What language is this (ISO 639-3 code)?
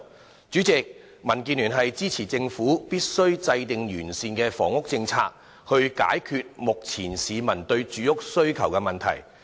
yue